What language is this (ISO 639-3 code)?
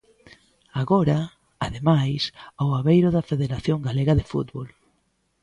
glg